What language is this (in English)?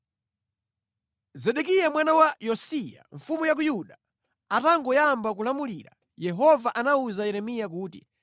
Nyanja